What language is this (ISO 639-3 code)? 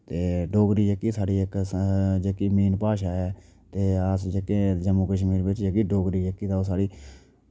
doi